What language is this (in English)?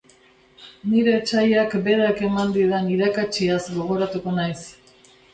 Basque